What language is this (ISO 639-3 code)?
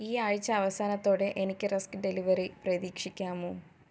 mal